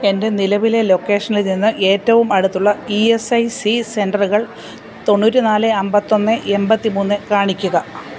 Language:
Malayalam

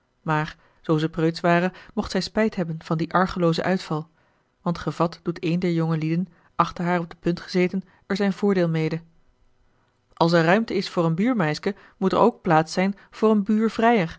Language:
Dutch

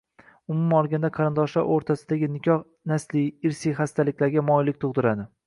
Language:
Uzbek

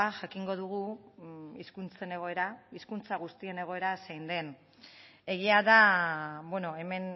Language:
Basque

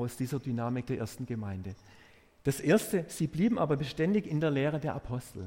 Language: German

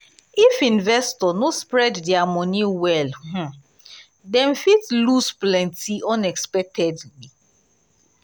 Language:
Nigerian Pidgin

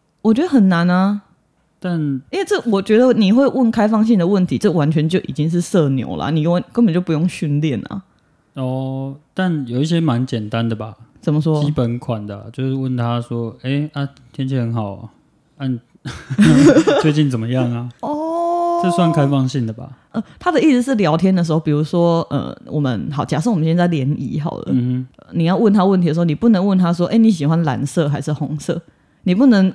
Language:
Chinese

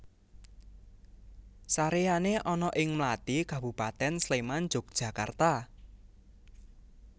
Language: Javanese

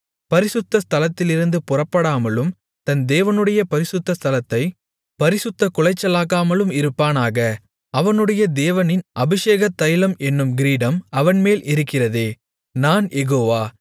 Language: Tamil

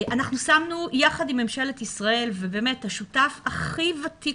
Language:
Hebrew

